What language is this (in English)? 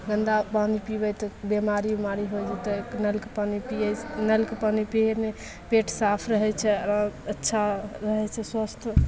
Maithili